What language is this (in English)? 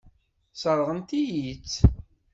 Kabyle